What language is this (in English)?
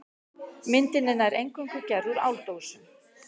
Icelandic